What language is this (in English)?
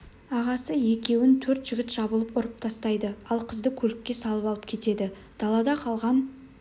Kazakh